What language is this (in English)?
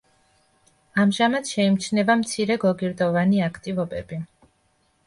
Georgian